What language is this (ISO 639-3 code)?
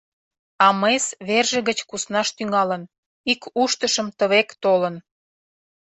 chm